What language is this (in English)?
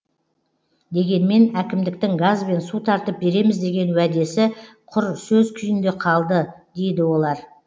Kazakh